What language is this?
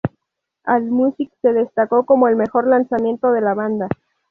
Spanish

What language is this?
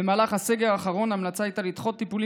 Hebrew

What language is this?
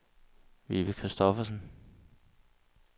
Danish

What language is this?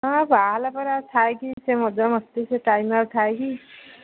Odia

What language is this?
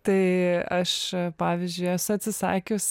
Lithuanian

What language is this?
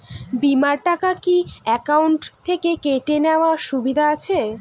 Bangla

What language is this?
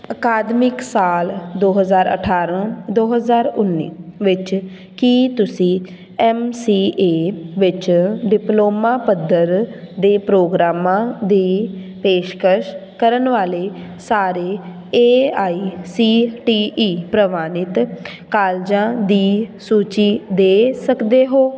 Punjabi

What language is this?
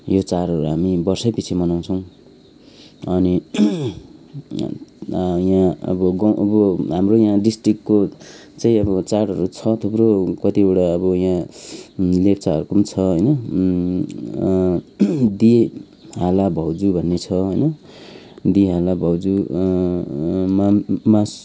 Nepali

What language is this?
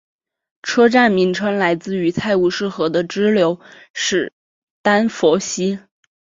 Chinese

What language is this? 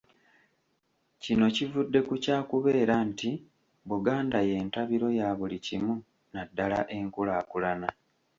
Ganda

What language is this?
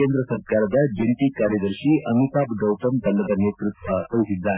Kannada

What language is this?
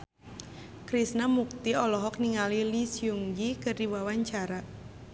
Sundanese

